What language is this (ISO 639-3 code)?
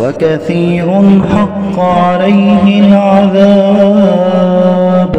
ara